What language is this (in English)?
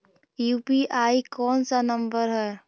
Magahi